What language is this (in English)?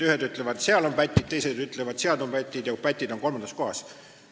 Estonian